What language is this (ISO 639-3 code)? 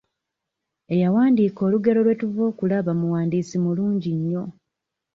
lug